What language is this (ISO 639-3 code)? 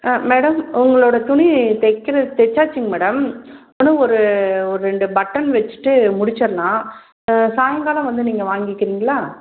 tam